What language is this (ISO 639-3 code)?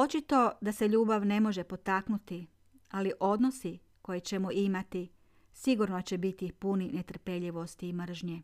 hrv